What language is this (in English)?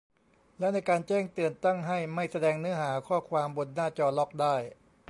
Thai